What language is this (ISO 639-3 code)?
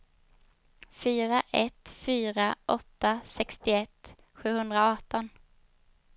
swe